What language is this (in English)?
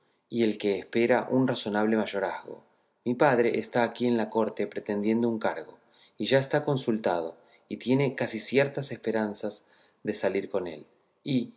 Spanish